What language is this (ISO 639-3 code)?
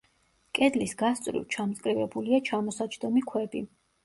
kat